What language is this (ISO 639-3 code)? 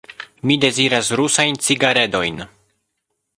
epo